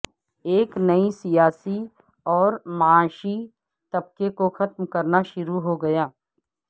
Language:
Urdu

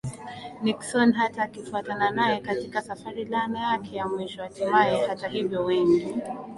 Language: Swahili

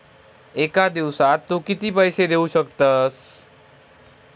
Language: Marathi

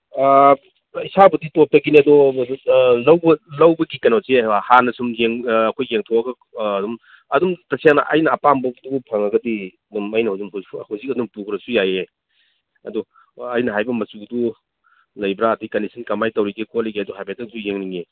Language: Manipuri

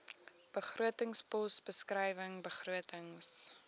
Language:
Afrikaans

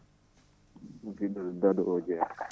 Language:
Fula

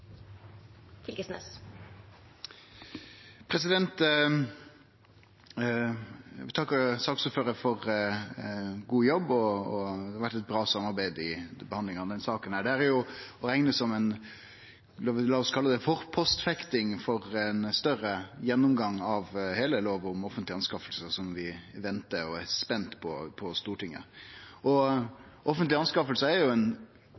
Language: Norwegian Nynorsk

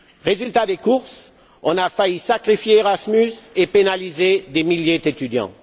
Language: French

